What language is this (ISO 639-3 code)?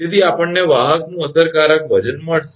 guj